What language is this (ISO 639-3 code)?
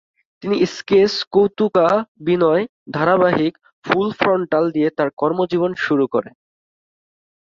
ben